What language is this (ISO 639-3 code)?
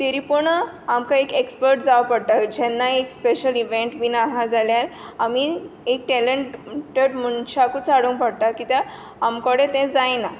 kok